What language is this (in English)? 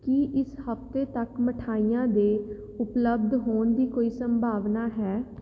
Punjabi